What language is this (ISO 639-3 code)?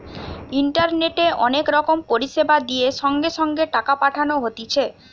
ben